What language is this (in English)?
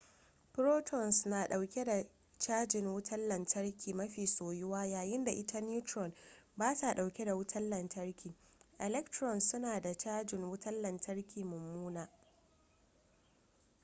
Hausa